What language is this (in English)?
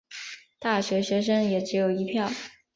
Chinese